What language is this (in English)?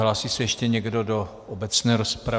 Czech